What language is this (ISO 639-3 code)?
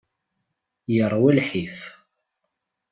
kab